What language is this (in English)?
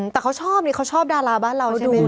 Thai